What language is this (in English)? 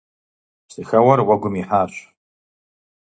Kabardian